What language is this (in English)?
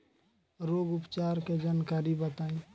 Bhojpuri